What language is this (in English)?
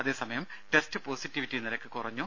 Malayalam